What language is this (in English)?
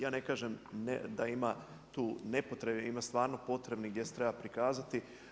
Croatian